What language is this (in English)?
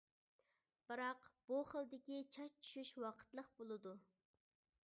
Uyghur